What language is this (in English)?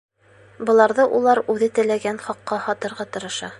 Bashkir